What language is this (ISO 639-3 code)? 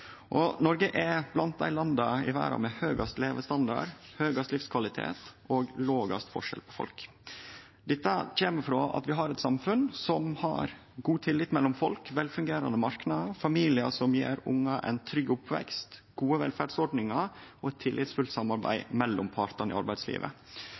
nno